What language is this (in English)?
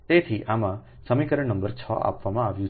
Gujarati